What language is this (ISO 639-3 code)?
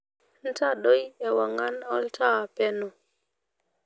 mas